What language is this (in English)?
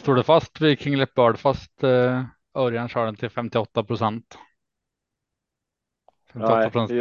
Swedish